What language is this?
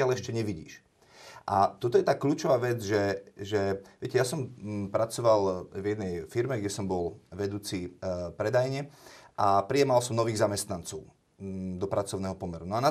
Slovak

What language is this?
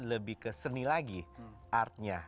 Indonesian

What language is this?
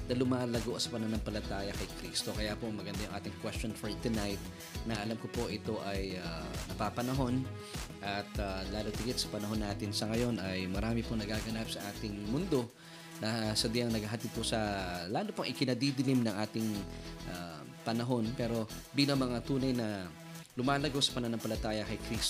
Filipino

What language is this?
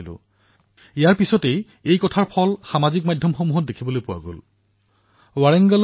Assamese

